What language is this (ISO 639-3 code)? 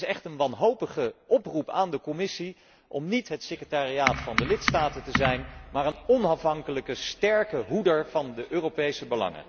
nld